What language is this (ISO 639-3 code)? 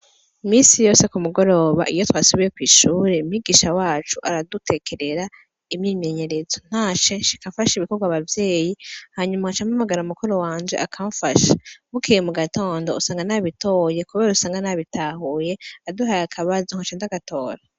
run